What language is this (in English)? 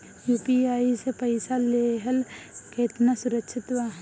Bhojpuri